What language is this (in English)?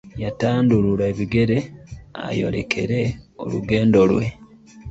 Ganda